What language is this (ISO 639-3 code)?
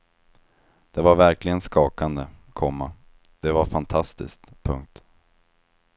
swe